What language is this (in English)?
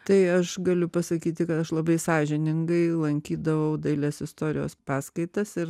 Lithuanian